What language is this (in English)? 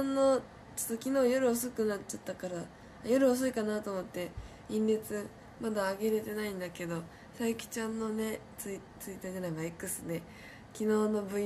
Japanese